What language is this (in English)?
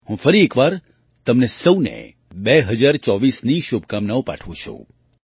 Gujarati